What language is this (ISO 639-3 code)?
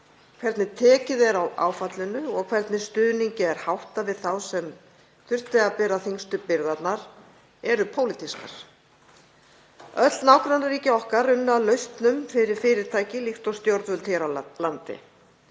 isl